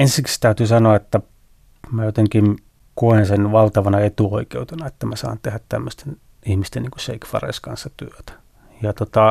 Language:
Finnish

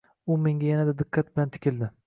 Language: Uzbek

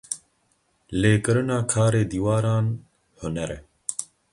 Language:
Kurdish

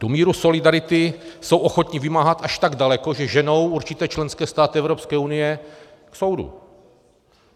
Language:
Czech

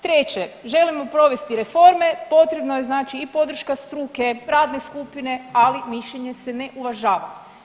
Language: Croatian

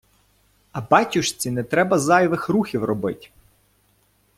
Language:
Ukrainian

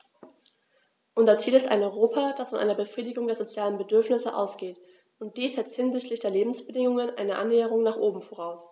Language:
German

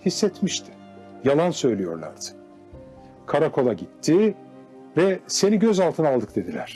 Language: Turkish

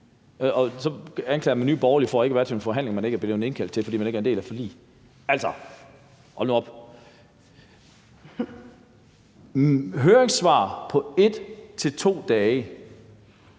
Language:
Danish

